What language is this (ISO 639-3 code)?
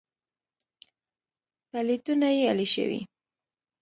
pus